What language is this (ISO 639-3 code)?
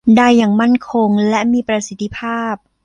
tha